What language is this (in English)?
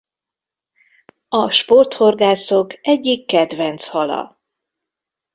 Hungarian